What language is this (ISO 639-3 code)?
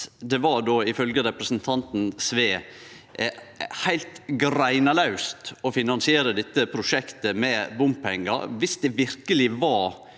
nor